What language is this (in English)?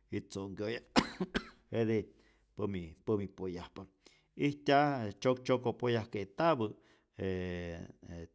Rayón Zoque